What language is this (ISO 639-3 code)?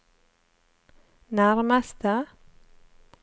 nor